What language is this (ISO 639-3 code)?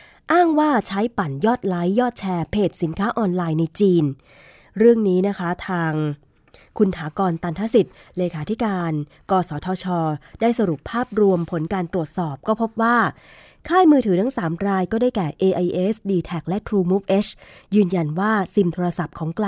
tha